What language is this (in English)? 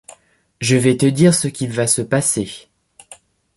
French